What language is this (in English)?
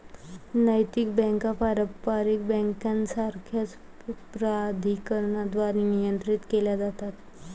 Marathi